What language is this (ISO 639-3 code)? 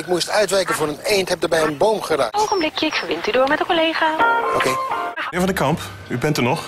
nld